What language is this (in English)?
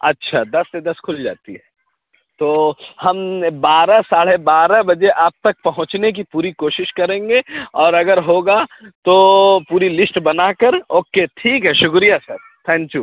Urdu